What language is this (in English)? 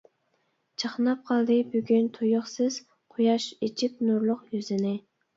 Uyghur